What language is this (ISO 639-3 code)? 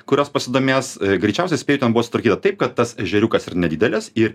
lit